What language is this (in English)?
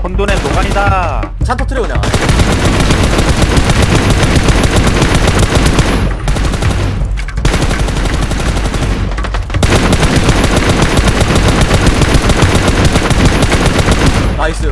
Korean